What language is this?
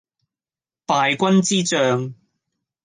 Cantonese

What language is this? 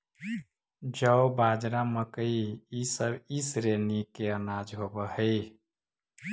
Magahi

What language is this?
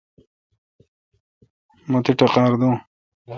Kalkoti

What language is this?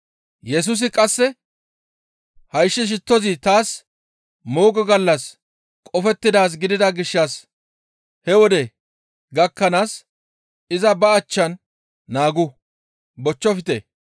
Gamo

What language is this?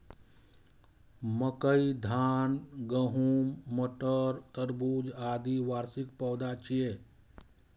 Maithili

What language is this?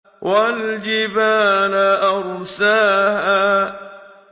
Arabic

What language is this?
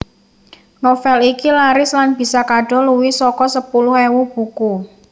Javanese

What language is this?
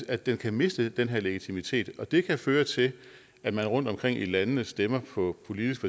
Danish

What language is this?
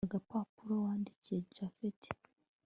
Kinyarwanda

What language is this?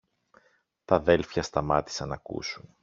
Greek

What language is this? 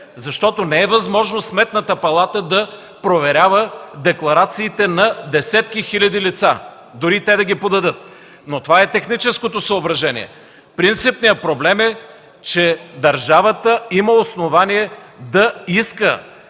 Bulgarian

